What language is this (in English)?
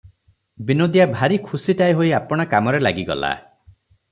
Odia